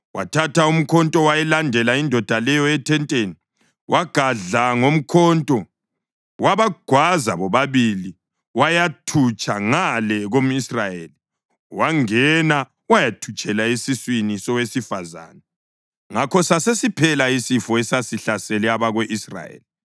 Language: North Ndebele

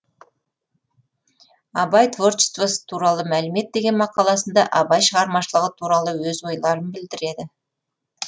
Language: Kazakh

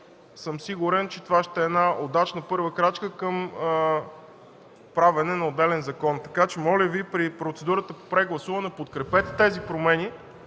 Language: Bulgarian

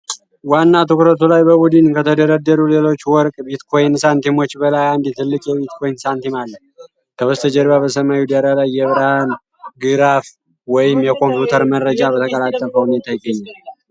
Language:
Amharic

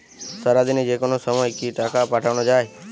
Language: Bangla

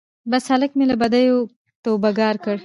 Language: Pashto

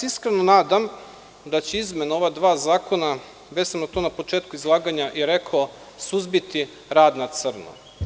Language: Serbian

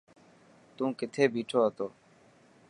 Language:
Dhatki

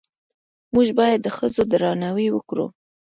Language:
Pashto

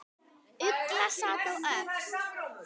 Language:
Icelandic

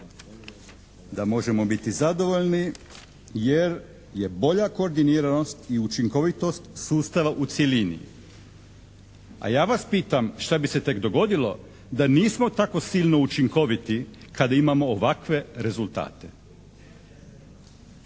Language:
Croatian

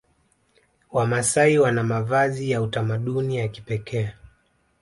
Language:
Swahili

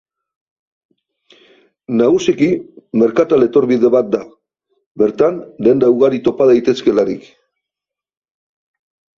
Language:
Basque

